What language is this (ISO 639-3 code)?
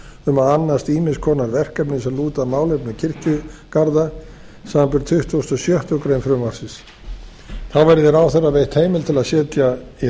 isl